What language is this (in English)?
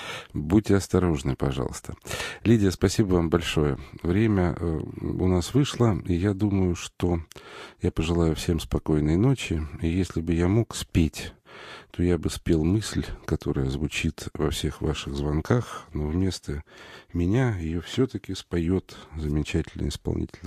Russian